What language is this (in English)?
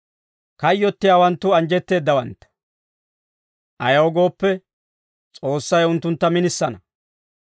Dawro